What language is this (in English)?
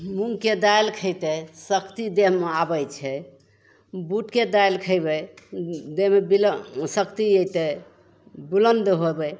Maithili